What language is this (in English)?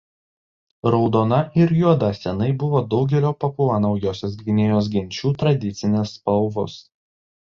Lithuanian